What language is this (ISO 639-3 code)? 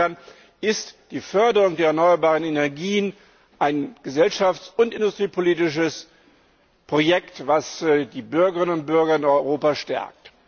deu